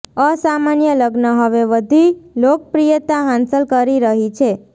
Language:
Gujarati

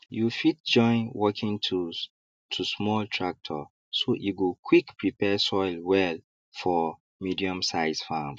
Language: Nigerian Pidgin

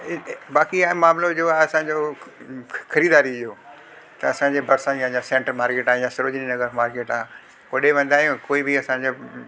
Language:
Sindhi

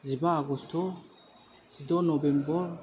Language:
Bodo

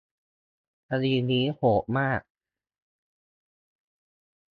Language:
Thai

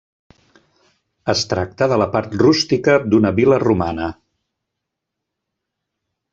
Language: Catalan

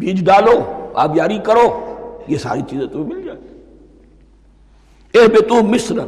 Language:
Urdu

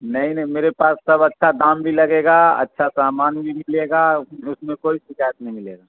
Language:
Urdu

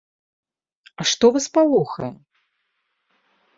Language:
Belarusian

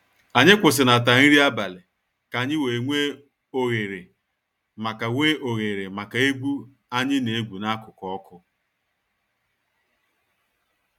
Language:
Igbo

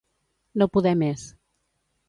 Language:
Catalan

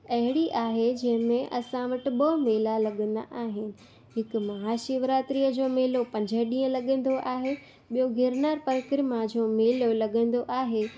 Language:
Sindhi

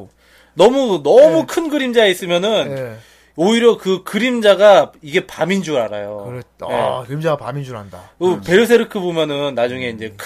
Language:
Korean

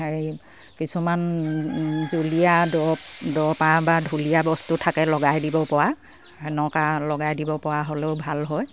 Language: Assamese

